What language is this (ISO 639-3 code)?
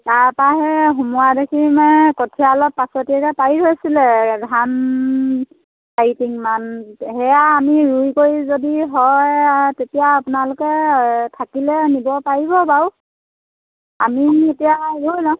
asm